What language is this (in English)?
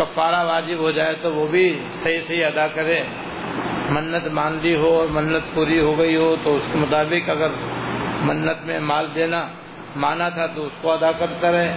Urdu